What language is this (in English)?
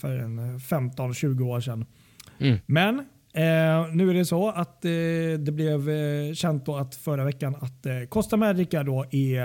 Swedish